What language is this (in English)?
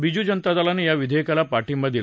Marathi